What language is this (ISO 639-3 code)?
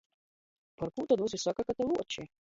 ltg